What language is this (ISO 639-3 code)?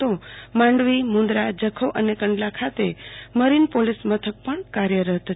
guj